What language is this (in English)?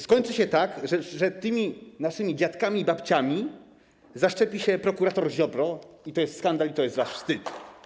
Polish